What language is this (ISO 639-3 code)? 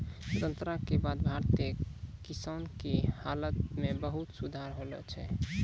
mai